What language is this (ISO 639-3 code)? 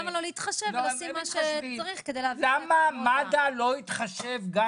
heb